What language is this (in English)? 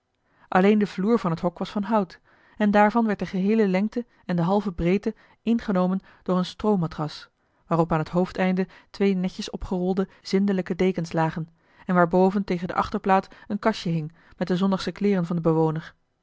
Dutch